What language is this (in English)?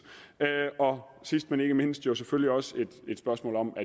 Danish